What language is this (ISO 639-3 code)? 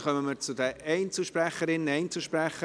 gsw